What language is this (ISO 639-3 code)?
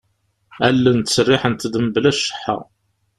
kab